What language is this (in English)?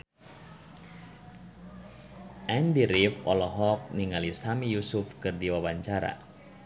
Sundanese